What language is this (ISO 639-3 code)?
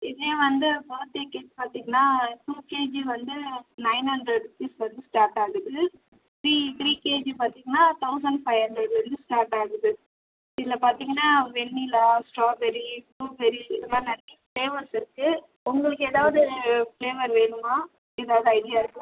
tam